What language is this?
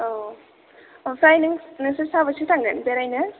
Bodo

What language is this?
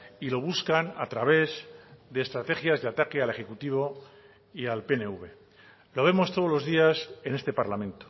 Spanish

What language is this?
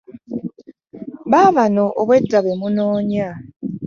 Ganda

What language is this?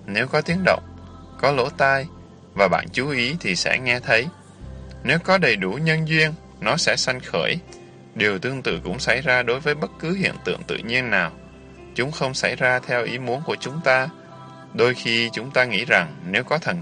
Vietnamese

